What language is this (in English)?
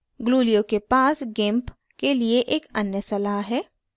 Hindi